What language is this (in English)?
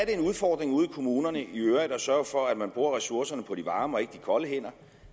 Danish